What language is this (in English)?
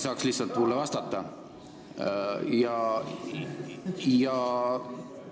Estonian